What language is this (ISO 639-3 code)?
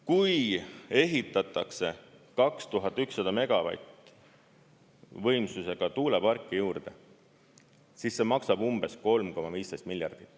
est